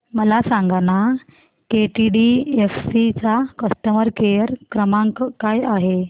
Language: Marathi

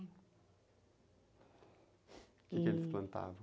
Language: Portuguese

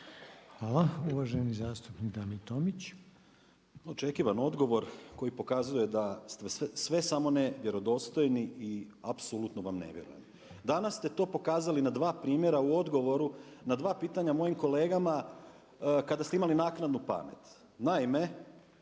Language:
Croatian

